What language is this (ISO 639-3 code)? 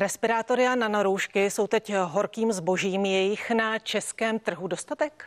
ces